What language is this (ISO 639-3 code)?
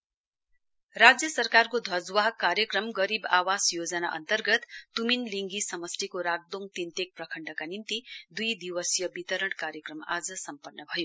nep